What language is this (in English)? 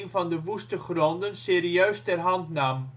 Dutch